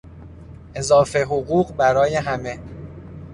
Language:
Persian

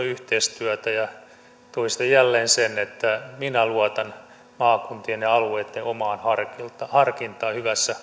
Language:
Finnish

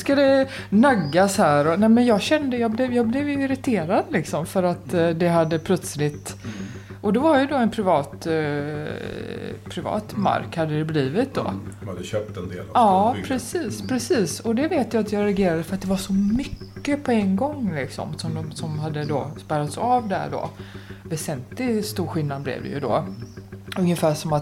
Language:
Swedish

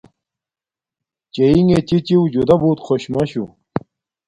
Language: Domaaki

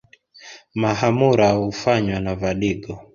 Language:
Swahili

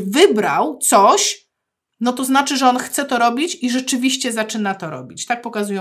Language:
Polish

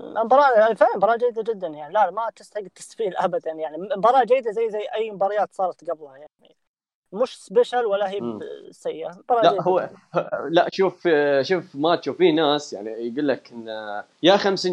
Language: Arabic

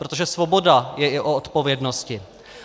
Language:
Czech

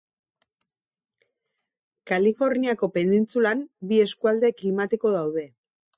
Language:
Basque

